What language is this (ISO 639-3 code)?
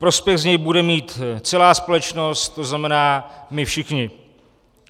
ces